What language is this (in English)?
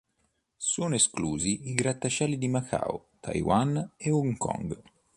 Italian